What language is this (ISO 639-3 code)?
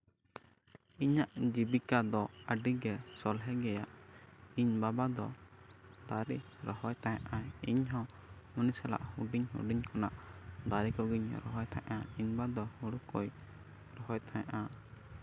sat